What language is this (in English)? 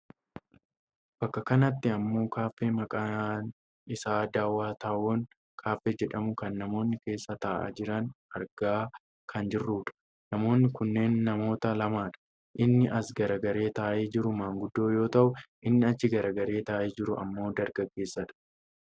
Oromo